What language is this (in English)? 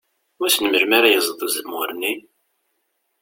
Kabyle